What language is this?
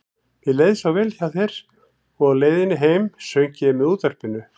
Icelandic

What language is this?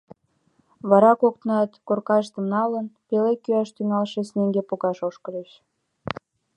Mari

